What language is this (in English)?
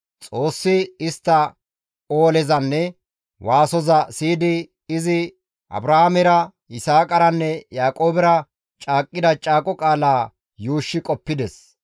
Gamo